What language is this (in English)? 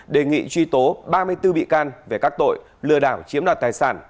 Vietnamese